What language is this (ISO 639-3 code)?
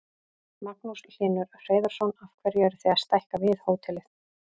isl